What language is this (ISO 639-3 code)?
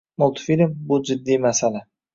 uzb